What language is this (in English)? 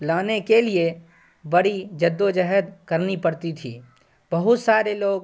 Urdu